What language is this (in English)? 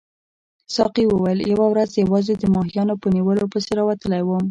Pashto